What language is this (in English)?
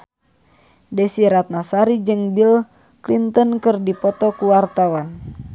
Sundanese